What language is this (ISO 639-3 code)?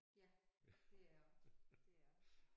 dan